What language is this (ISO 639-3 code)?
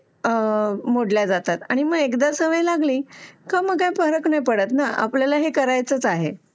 mar